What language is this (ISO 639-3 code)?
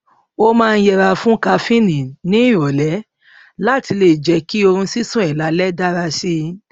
yor